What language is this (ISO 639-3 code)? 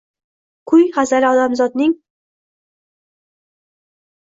uzb